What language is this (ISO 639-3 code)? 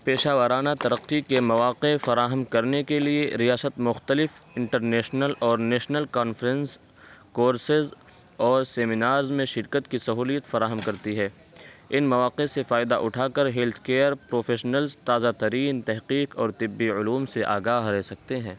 urd